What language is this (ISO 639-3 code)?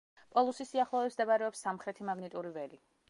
kat